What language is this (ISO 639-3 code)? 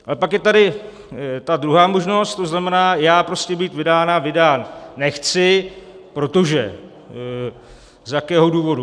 ces